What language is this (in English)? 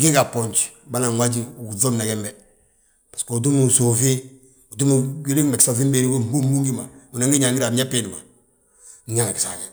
Balanta-Ganja